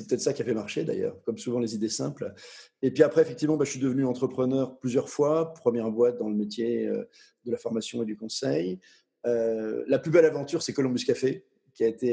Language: French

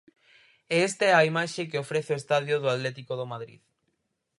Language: Galician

